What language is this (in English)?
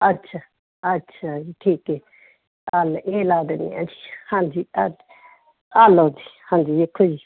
Punjabi